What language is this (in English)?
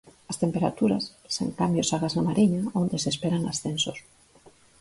Galician